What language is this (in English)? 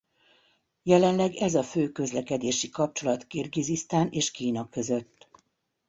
Hungarian